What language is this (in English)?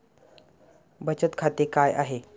Marathi